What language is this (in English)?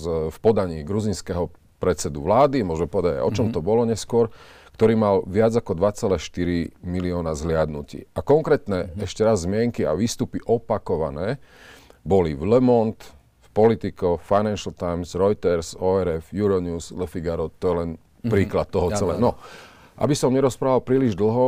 Slovak